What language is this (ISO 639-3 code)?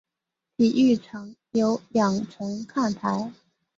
zho